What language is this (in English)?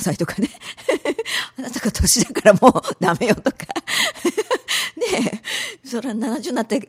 Japanese